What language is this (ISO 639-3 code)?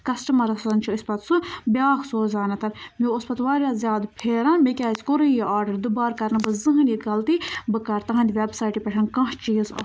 kas